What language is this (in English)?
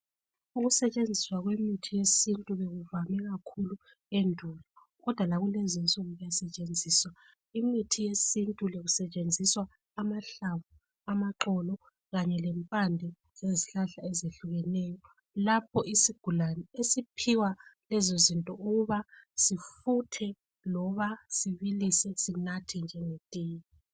North Ndebele